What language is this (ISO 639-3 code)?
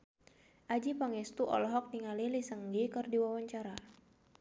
sun